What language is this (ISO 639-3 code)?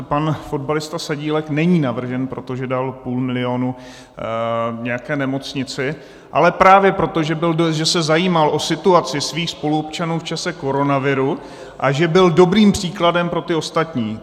ces